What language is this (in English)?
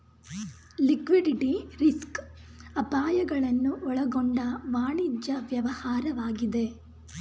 Kannada